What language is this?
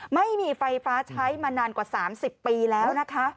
Thai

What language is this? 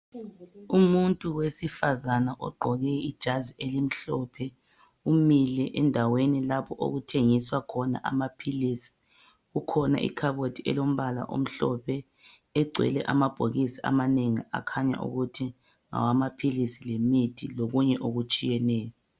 North Ndebele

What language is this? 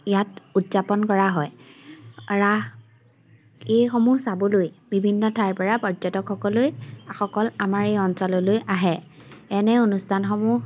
Assamese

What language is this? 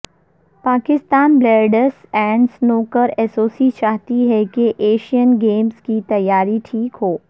Urdu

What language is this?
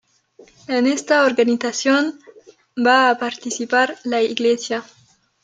Spanish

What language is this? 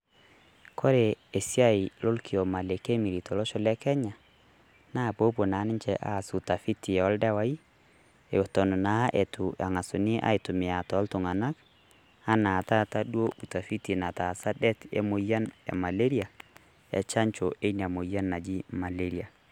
Masai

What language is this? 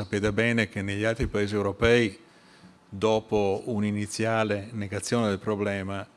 Italian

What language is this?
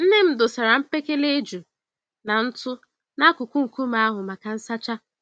Igbo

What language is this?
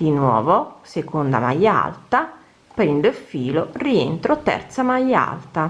Italian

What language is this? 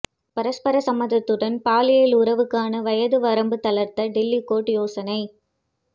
Tamil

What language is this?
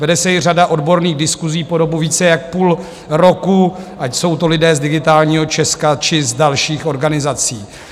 Czech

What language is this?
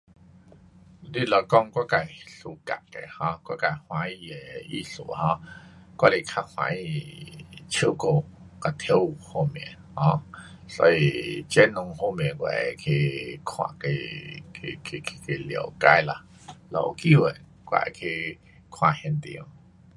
Pu-Xian Chinese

